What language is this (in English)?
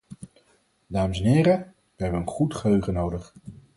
Dutch